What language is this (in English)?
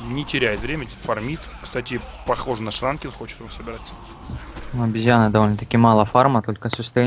Russian